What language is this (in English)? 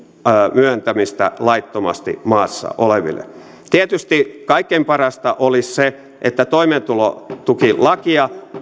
Finnish